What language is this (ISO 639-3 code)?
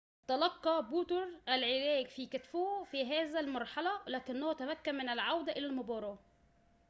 ara